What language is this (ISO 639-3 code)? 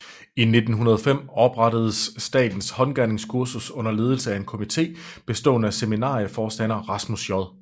dan